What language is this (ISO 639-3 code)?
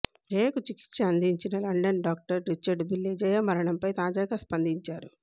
tel